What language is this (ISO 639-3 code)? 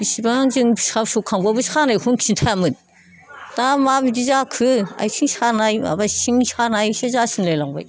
brx